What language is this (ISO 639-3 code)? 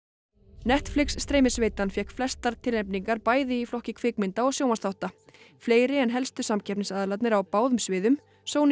isl